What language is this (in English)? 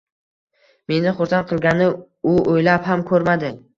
Uzbek